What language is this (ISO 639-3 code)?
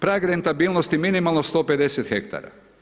hrv